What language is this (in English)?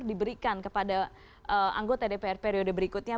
Indonesian